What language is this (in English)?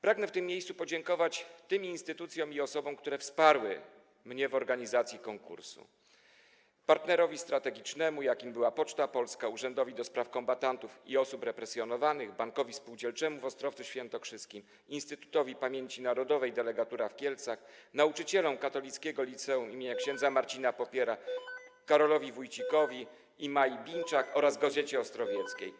Polish